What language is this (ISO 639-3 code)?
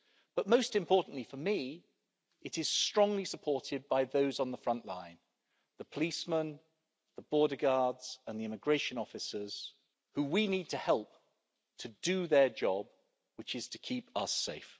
eng